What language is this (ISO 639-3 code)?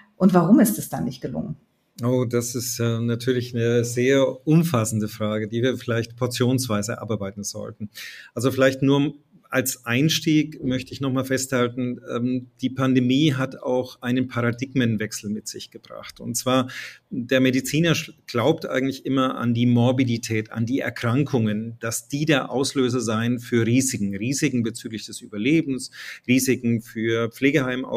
deu